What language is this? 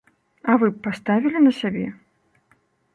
Belarusian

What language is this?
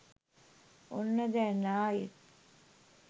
Sinhala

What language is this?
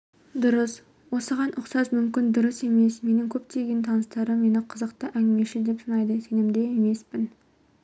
Kazakh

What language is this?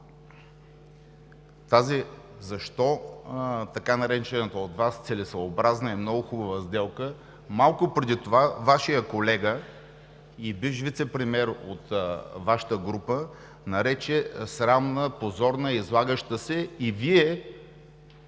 Bulgarian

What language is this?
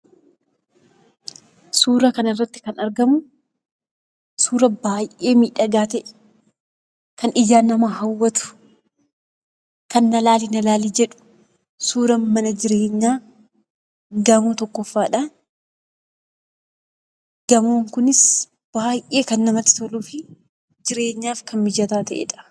Oromo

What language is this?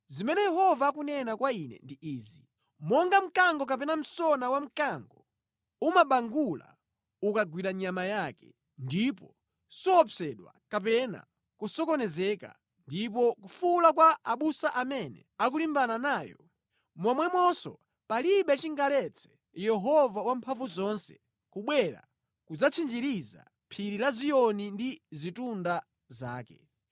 Nyanja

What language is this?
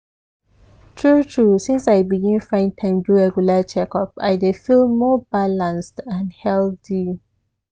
Nigerian Pidgin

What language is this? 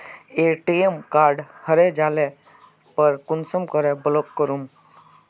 Magahi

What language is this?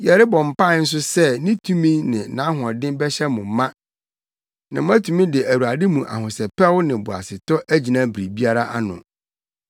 Akan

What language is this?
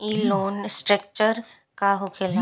Bhojpuri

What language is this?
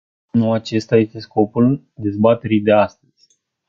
Romanian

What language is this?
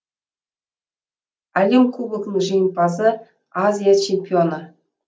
Kazakh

